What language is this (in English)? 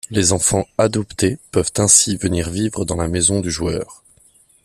French